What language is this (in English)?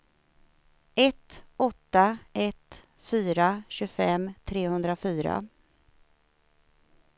Swedish